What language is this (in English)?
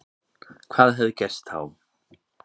Icelandic